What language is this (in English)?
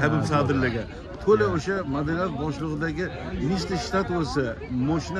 Turkish